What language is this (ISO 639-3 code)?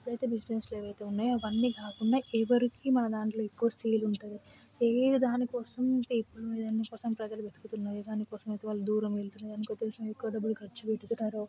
tel